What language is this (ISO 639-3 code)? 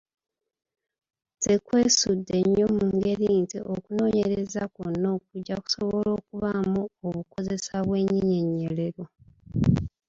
lug